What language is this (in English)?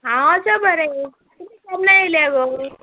Konkani